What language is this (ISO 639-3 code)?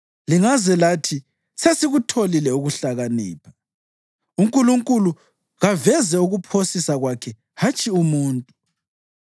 nde